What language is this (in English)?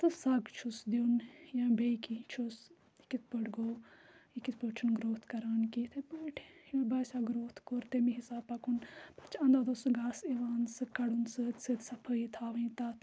Kashmiri